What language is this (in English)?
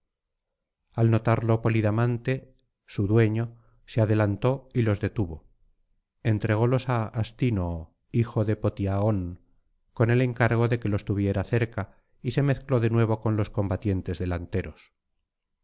Spanish